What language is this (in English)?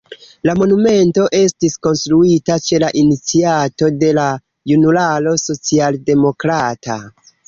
Esperanto